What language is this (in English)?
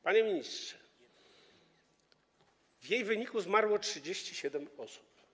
Polish